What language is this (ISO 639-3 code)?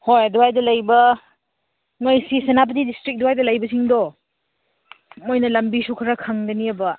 mni